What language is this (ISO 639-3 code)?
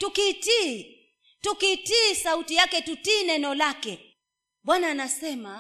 swa